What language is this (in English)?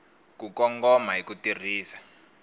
Tsonga